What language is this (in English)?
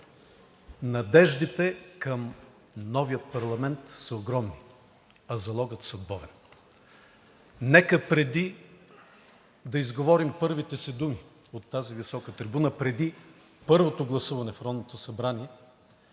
Bulgarian